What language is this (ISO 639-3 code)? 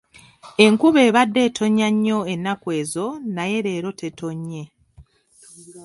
lug